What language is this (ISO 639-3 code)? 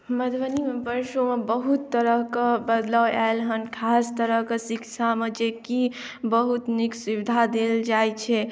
mai